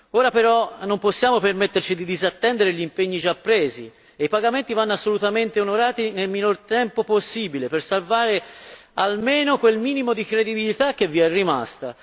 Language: Italian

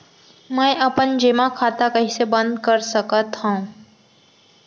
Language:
Chhattisgarhi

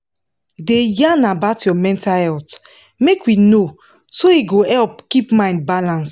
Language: Nigerian Pidgin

